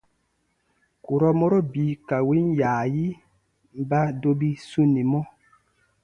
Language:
Baatonum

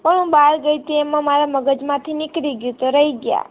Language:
Gujarati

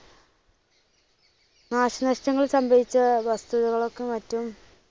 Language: Malayalam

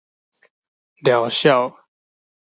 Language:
Min Nan Chinese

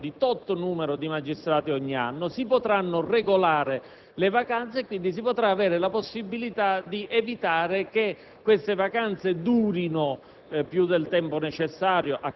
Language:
Italian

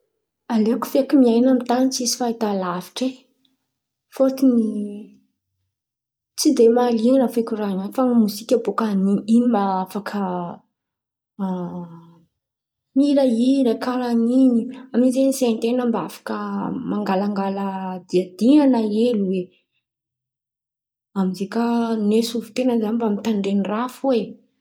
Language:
Antankarana Malagasy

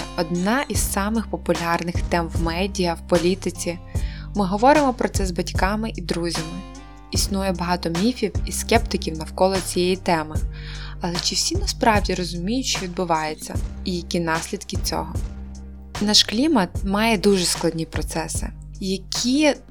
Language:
Ukrainian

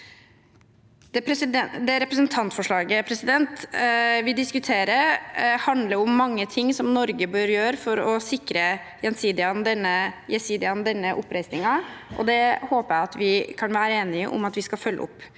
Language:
Norwegian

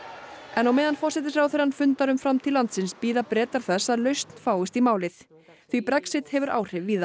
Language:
Icelandic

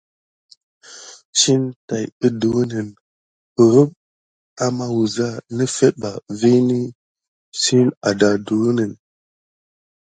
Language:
Gidar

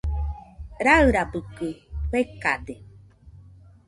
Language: Nüpode Huitoto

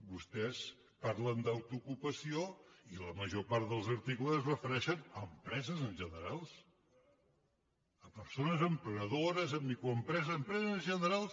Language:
Catalan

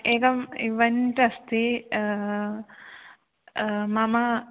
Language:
Sanskrit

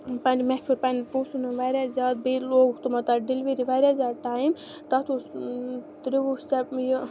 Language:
Kashmiri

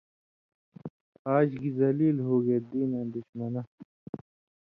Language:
Indus Kohistani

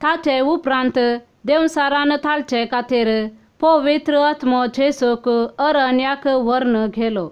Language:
Romanian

